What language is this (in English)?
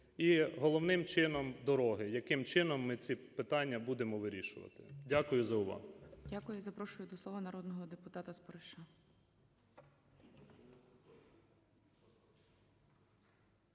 Ukrainian